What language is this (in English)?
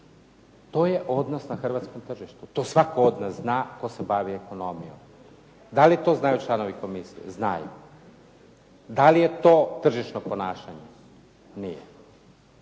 Croatian